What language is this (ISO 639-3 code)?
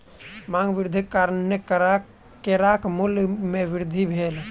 mai